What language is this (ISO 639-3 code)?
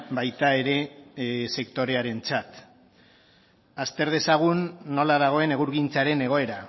eus